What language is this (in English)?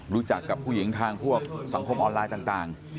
Thai